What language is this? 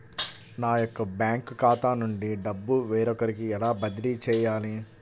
Telugu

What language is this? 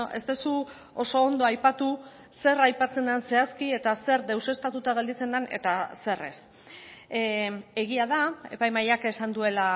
Basque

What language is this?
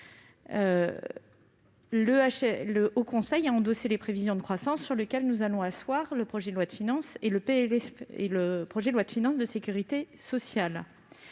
French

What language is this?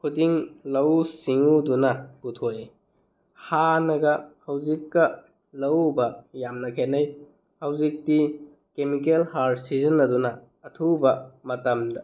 Manipuri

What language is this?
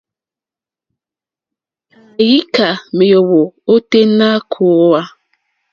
Mokpwe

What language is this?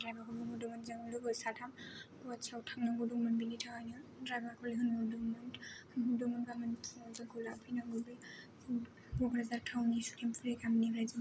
Bodo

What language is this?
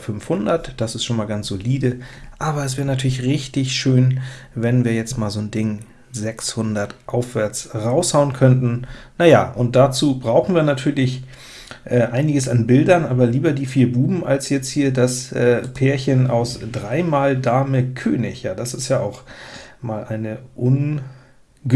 German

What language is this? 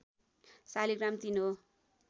Nepali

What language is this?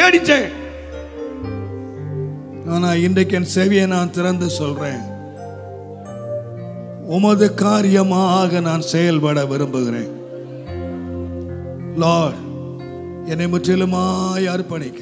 Romanian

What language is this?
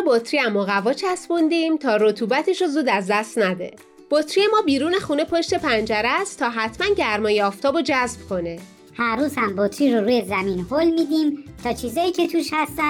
Persian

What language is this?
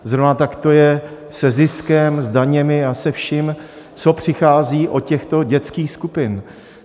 Czech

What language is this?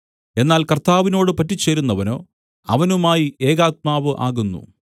Malayalam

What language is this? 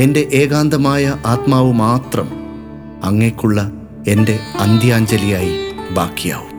Malayalam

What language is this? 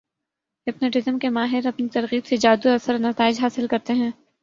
Urdu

